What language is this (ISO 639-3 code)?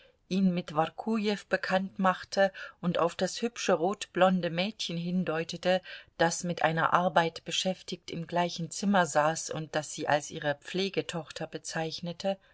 deu